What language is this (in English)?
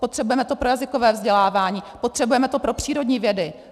Czech